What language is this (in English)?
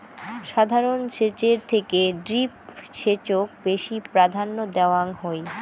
Bangla